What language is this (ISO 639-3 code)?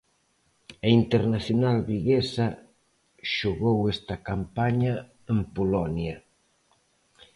glg